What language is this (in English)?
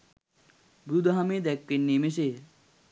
Sinhala